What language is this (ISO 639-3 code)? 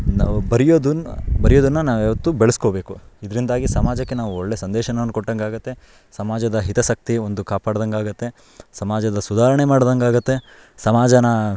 kan